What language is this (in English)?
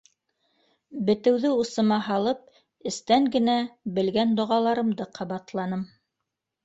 Bashkir